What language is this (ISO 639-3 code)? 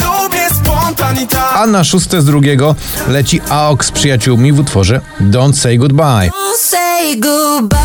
pol